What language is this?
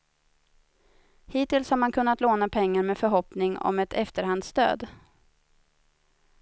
Swedish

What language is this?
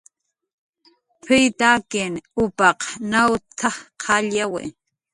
Jaqaru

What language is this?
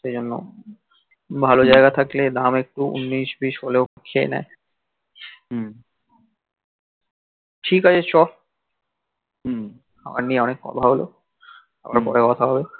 Bangla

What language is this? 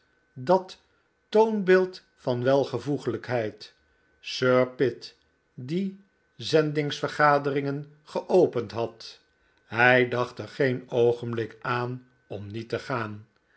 Dutch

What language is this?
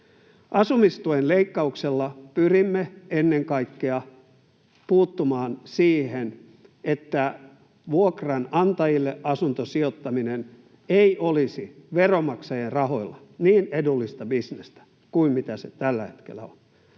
Finnish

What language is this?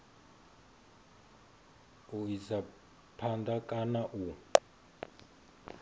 Venda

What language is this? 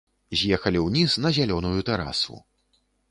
Belarusian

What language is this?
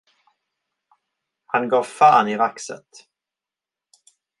Swedish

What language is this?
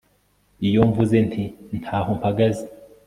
Kinyarwanda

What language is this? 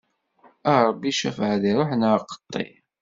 Kabyle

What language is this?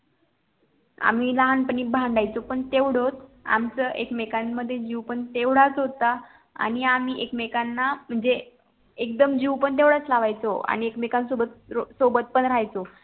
Marathi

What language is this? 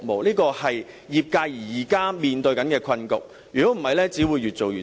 Cantonese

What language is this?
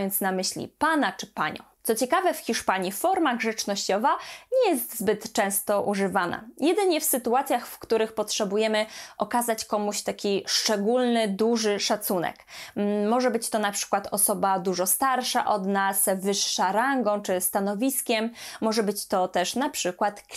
Polish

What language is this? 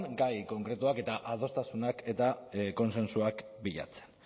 Basque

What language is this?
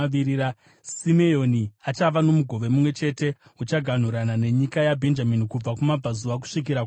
Shona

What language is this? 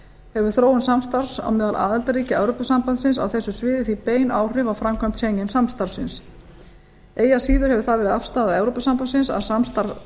Icelandic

